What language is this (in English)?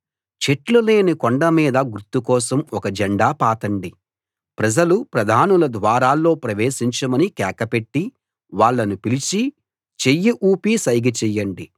Telugu